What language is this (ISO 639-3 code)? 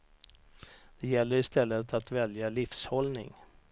swe